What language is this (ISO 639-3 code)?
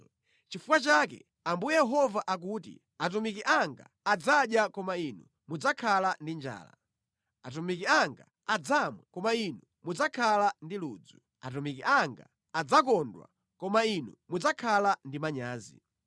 nya